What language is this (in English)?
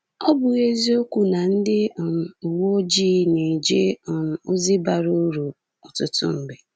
Igbo